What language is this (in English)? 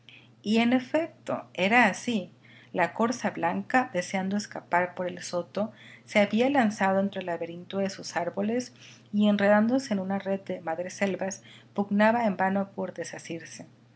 Spanish